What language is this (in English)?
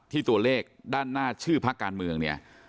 Thai